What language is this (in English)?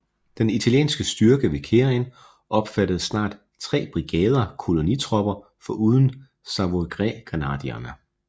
Danish